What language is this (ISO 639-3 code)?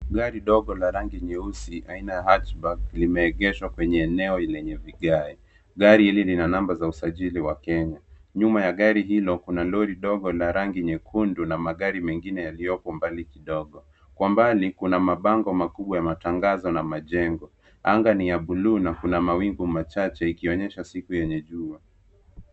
swa